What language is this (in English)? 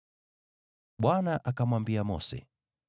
Swahili